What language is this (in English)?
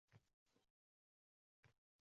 Uzbek